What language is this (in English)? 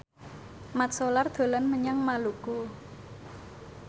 Javanese